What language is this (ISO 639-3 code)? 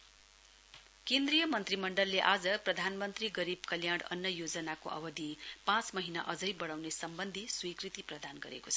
nep